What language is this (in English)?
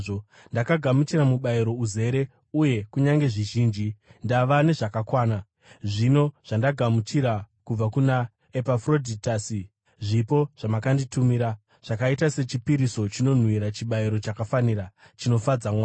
Shona